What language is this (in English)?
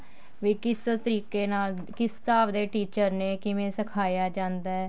Punjabi